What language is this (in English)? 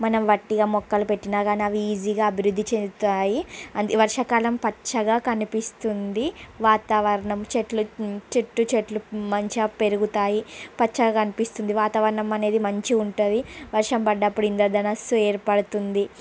Telugu